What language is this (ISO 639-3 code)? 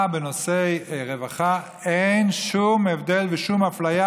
heb